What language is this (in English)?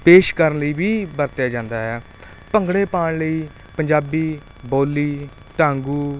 Punjabi